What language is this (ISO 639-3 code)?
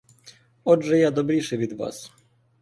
ukr